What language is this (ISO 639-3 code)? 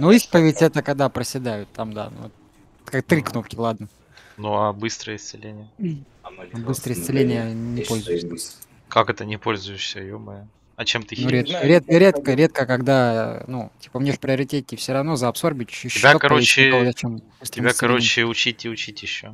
rus